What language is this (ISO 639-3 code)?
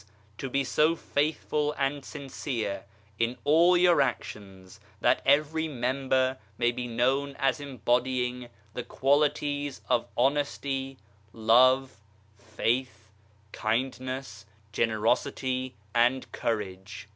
eng